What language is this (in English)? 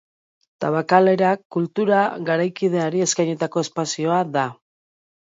Basque